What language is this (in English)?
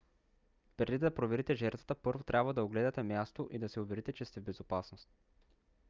Bulgarian